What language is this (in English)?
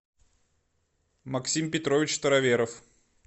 Russian